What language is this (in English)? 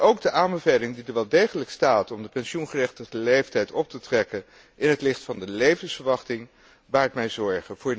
Dutch